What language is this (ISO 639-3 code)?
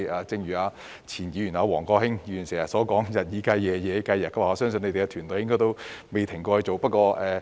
yue